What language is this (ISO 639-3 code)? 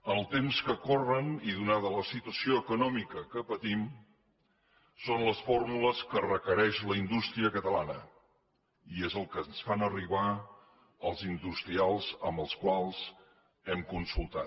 cat